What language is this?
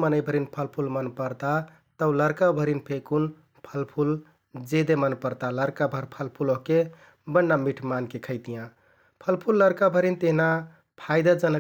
Kathoriya Tharu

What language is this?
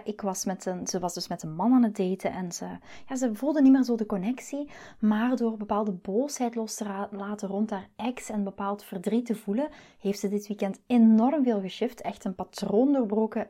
Dutch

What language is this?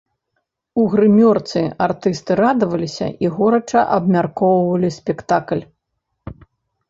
Belarusian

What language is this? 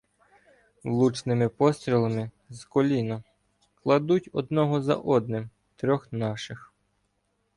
Ukrainian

